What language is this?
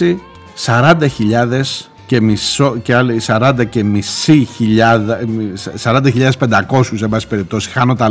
Greek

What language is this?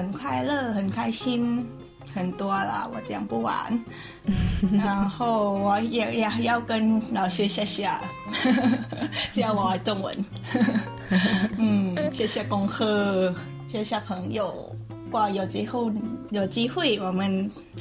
Chinese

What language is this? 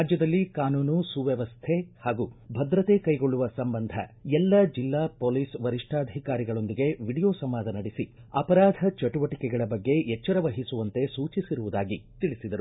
Kannada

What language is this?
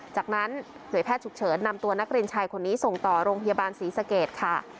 Thai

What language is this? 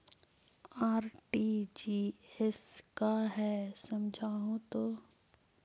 Magahi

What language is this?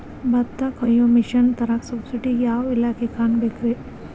Kannada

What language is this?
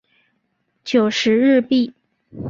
Chinese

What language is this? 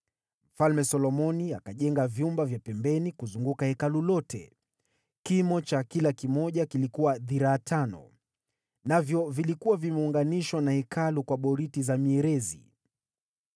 Swahili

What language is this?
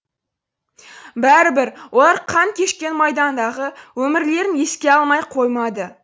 Kazakh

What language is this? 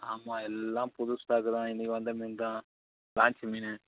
Tamil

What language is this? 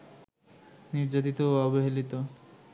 Bangla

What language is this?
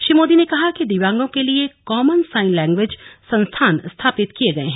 Hindi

